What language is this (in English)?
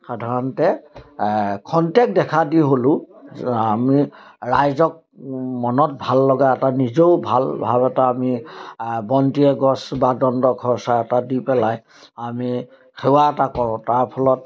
Assamese